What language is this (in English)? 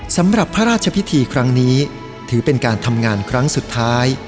Thai